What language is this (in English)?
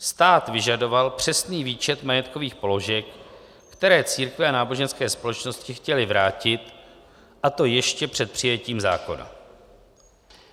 Czech